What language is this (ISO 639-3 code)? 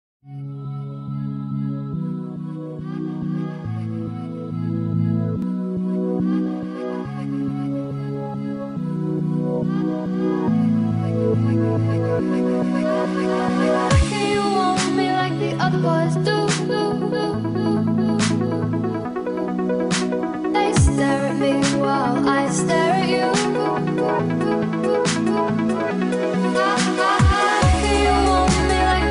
eng